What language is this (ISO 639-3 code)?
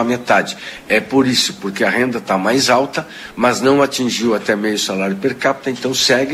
por